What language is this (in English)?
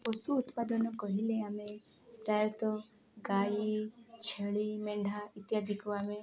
Odia